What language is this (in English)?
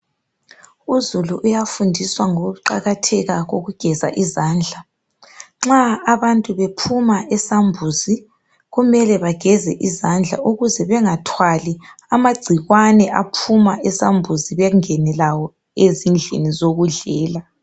North Ndebele